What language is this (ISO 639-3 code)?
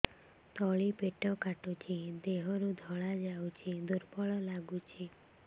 ori